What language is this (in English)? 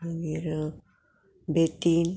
Konkani